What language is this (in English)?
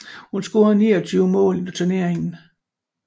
Danish